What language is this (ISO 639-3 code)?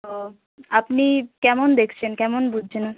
ben